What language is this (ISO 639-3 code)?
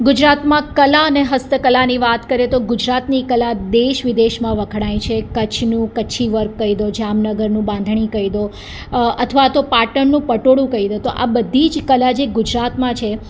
guj